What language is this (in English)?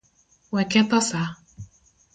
Luo (Kenya and Tanzania)